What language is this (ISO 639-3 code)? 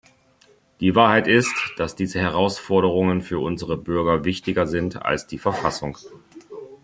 deu